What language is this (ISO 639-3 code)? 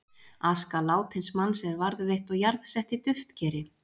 isl